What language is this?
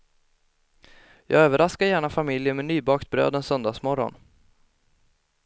Swedish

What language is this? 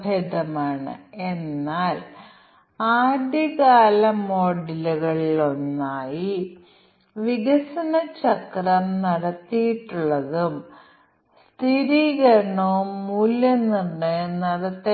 Malayalam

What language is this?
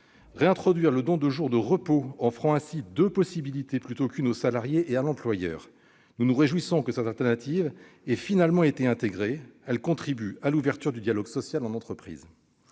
French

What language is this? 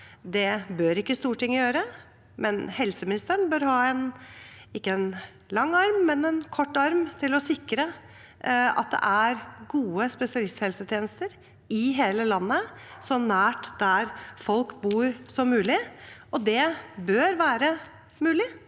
Norwegian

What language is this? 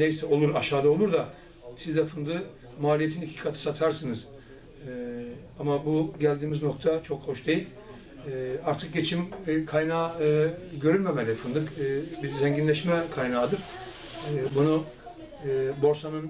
Turkish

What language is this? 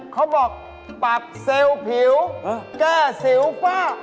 Thai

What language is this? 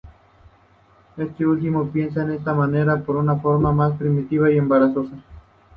Spanish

